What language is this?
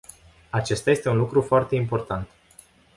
Romanian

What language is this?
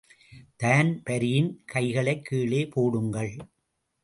Tamil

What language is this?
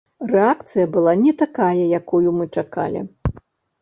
Belarusian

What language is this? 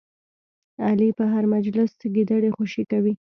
Pashto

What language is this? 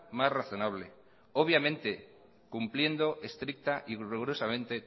Spanish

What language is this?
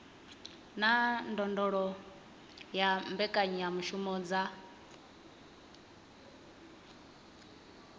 Venda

